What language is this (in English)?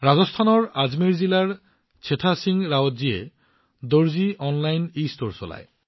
Assamese